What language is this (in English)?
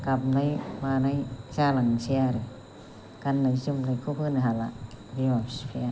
Bodo